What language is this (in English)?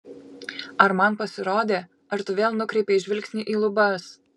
Lithuanian